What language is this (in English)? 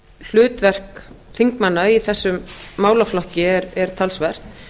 Icelandic